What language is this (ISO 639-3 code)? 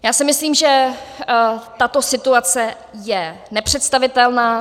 ces